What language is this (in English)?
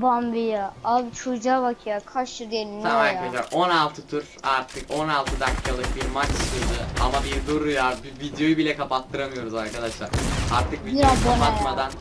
Turkish